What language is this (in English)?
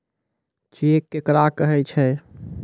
Maithili